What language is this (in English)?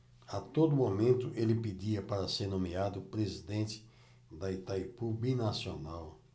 Portuguese